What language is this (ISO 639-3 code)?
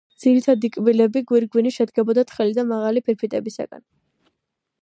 kat